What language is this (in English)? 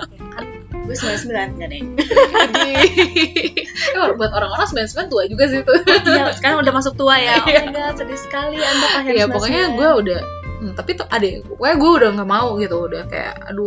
Indonesian